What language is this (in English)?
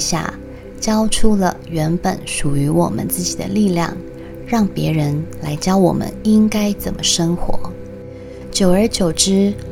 Chinese